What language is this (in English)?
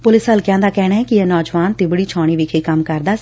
Punjabi